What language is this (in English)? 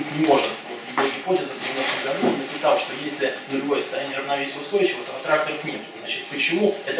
Russian